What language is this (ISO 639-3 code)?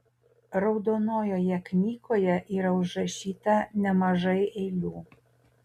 lit